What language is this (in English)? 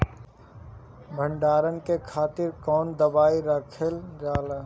Bhojpuri